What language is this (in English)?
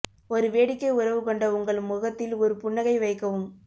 Tamil